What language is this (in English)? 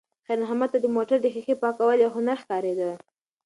Pashto